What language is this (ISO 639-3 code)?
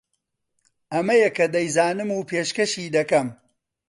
ckb